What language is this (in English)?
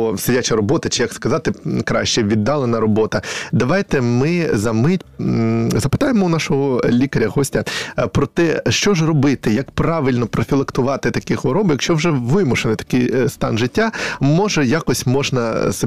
Ukrainian